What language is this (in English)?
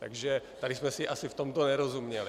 Czech